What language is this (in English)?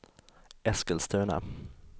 Swedish